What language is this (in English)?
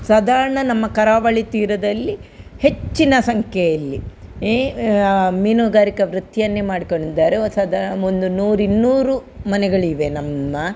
Kannada